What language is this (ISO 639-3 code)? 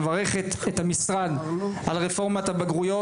heb